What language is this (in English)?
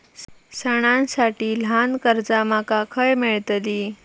Marathi